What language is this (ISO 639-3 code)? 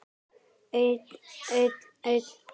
isl